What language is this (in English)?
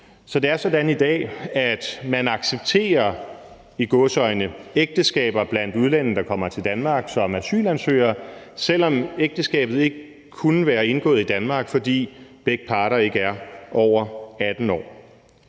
Danish